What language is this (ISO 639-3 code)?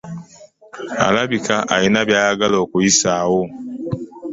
lug